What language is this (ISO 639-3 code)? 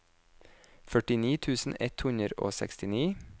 nor